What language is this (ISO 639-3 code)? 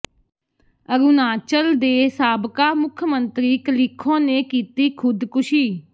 pan